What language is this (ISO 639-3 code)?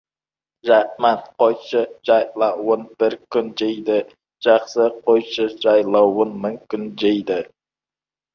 kaz